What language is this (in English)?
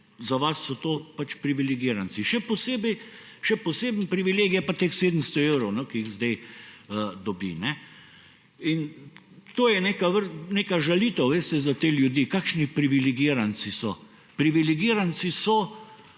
Slovenian